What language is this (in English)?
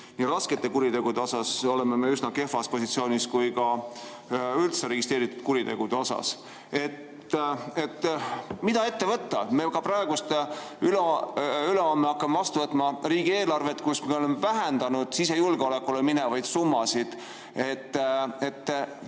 Estonian